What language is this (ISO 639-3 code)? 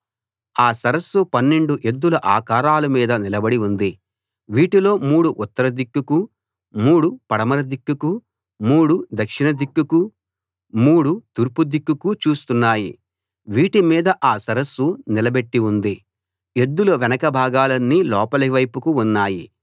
tel